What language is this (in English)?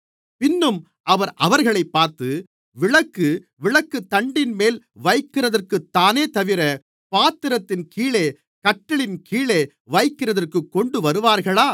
Tamil